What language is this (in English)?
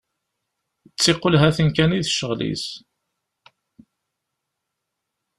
Kabyle